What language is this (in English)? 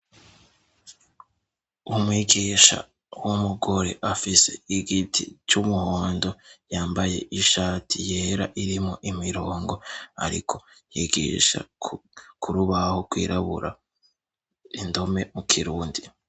Rundi